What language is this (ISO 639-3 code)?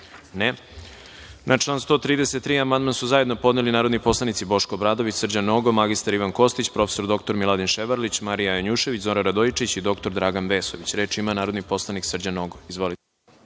srp